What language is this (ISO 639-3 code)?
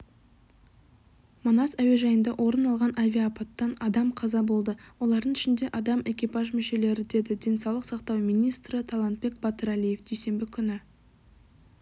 kaz